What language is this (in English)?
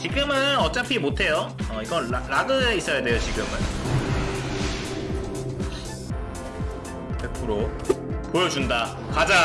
Korean